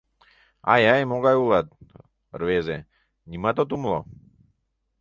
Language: Mari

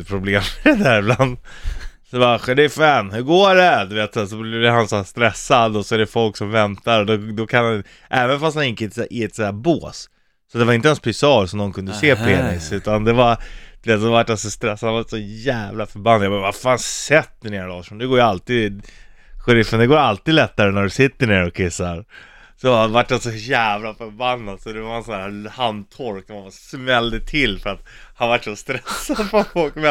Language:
Swedish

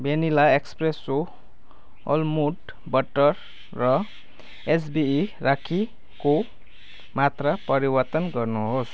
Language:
Nepali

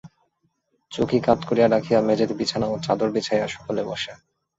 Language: Bangla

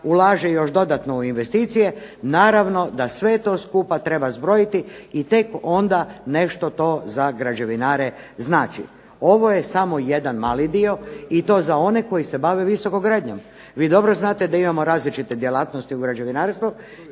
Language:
Croatian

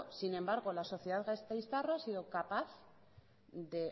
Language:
Spanish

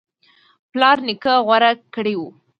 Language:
Pashto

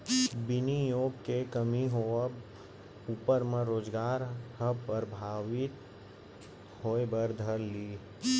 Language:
Chhattisgarhi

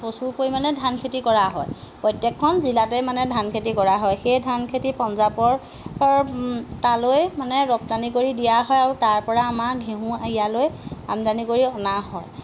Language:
Assamese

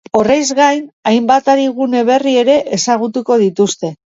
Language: Basque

